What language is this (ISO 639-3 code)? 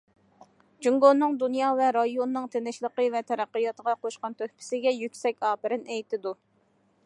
uig